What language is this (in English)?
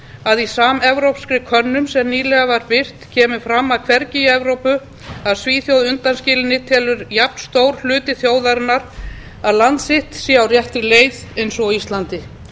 Icelandic